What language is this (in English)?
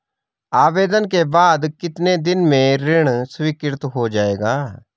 Hindi